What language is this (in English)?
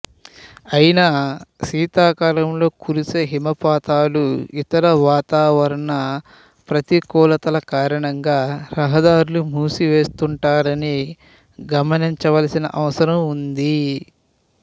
Telugu